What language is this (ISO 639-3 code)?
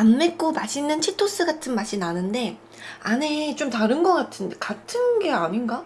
kor